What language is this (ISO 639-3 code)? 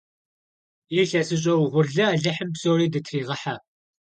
kbd